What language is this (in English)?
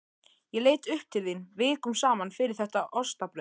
Icelandic